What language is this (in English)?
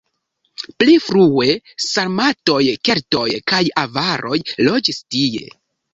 Esperanto